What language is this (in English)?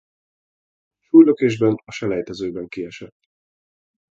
Hungarian